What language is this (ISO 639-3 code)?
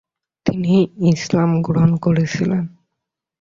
ben